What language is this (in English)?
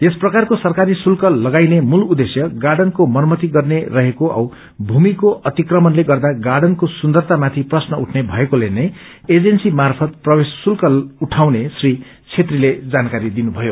Nepali